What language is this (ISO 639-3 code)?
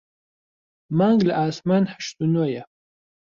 ckb